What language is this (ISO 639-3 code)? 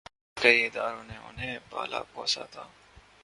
urd